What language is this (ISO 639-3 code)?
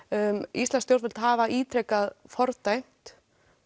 isl